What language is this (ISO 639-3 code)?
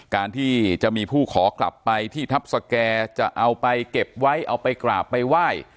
tha